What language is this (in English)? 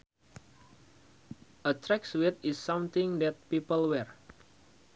Sundanese